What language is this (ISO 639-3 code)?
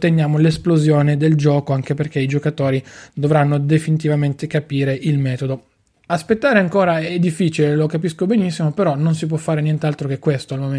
ita